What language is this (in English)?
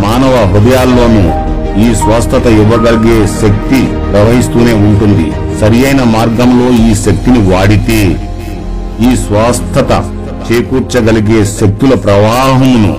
Telugu